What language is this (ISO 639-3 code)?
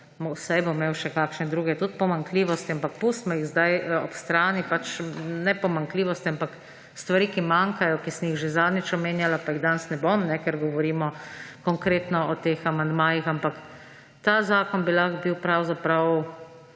slv